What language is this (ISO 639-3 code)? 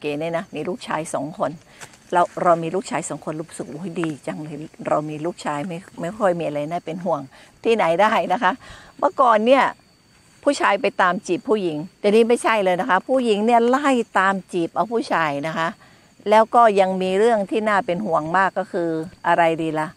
tha